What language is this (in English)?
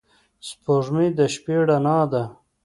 Pashto